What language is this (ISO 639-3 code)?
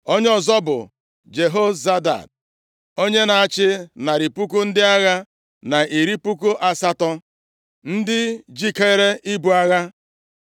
ibo